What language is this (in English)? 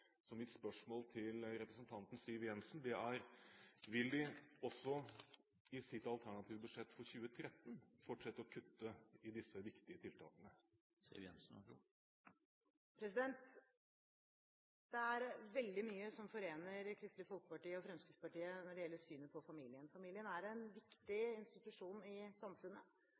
Norwegian Bokmål